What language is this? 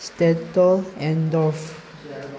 Manipuri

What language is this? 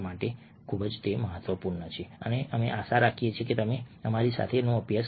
Gujarati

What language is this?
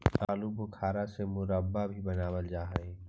Magahi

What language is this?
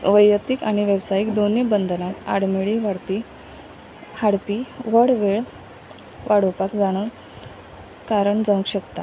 Konkani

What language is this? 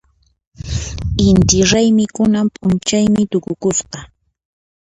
Puno Quechua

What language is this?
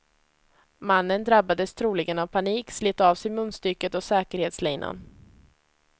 Swedish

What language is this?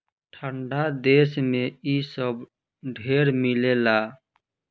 Bhojpuri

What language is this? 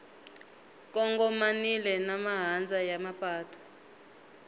Tsonga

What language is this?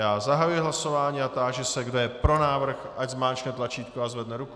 Czech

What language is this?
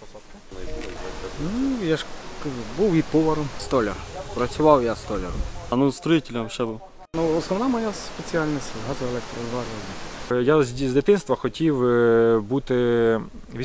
Ukrainian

